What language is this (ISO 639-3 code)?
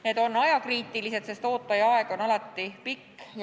est